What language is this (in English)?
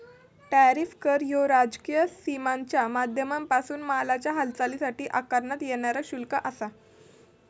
Marathi